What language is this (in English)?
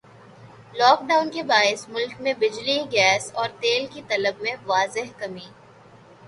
Urdu